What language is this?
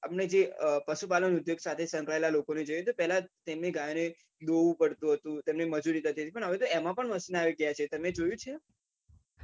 Gujarati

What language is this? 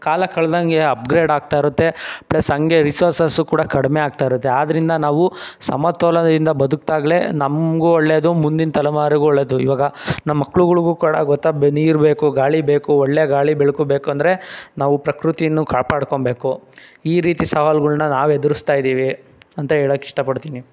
Kannada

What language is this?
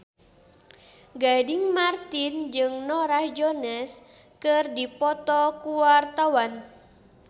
Sundanese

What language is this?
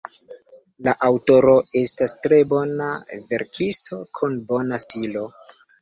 Esperanto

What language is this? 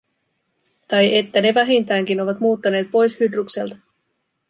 Finnish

